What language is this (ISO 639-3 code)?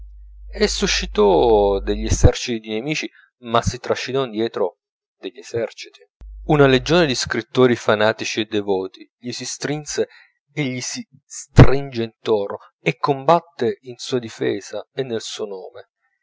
ita